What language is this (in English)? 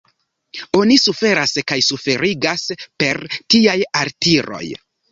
Esperanto